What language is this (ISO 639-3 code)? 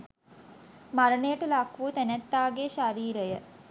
sin